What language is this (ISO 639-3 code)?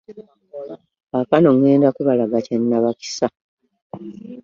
lug